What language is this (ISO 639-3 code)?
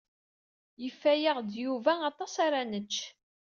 kab